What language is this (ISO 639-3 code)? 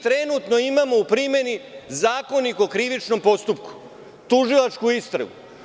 srp